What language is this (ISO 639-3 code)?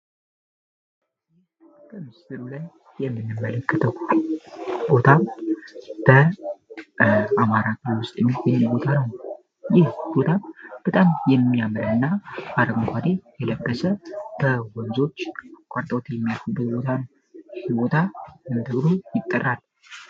amh